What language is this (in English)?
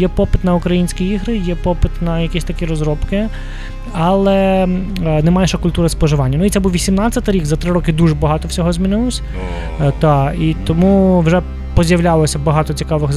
Ukrainian